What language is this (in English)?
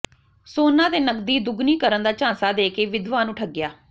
Punjabi